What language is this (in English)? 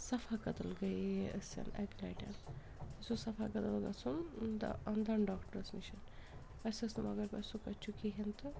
Kashmiri